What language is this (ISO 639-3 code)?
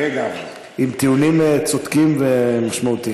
heb